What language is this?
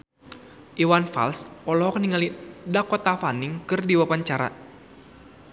Sundanese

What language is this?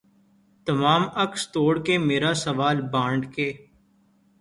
Urdu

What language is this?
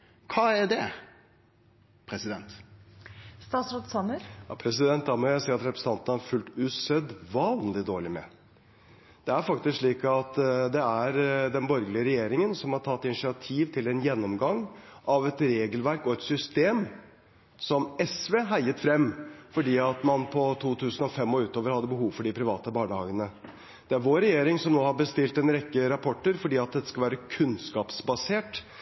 Norwegian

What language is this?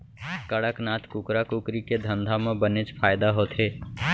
Chhattisgarhi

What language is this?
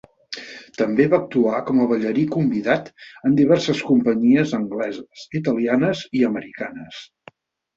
Catalan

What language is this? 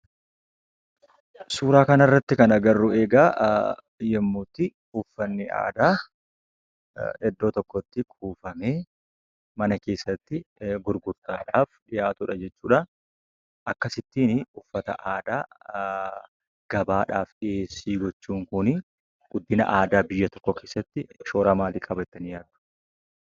Oromo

